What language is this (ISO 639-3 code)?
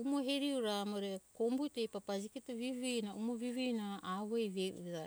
hkk